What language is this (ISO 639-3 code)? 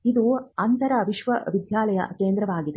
kan